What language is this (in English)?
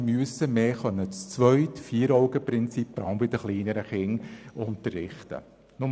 Swiss German